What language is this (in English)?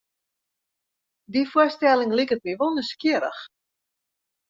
Western Frisian